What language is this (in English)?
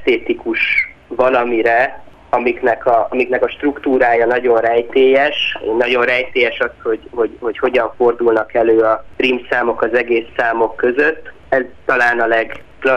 Hungarian